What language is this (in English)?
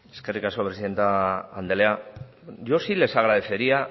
Basque